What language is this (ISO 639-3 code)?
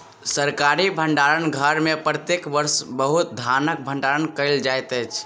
mai